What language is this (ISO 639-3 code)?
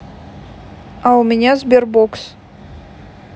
rus